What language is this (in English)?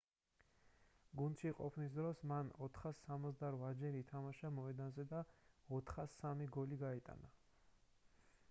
Georgian